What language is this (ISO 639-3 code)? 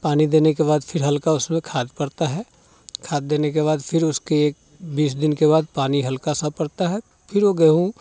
hin